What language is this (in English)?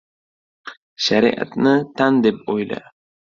Uzbek